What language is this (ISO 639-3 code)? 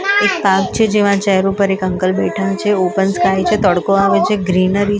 guj